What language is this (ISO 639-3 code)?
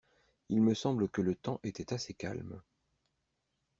fra